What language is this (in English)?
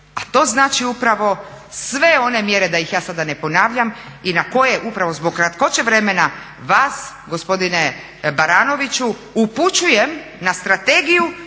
Croatian